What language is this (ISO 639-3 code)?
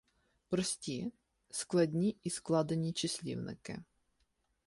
ukr